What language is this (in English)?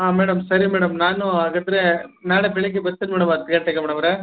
Kannada